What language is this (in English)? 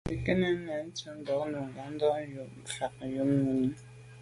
Medumba